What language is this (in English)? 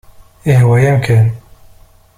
Kabyle